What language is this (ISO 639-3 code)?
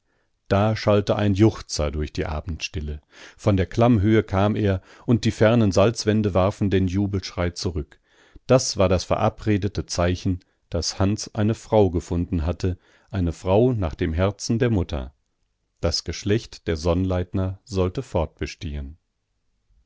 deu